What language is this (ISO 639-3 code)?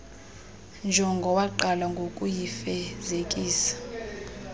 xho